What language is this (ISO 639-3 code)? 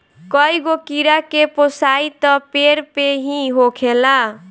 bho